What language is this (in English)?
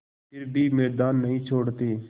Hindi